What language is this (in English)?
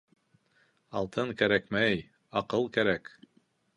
Bashkir